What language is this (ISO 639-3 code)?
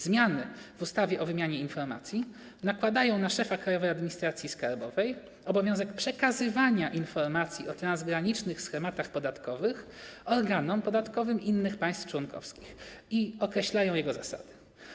pol